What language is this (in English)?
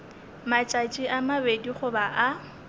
Northern Sotho